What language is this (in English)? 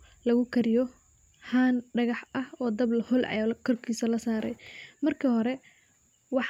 Somali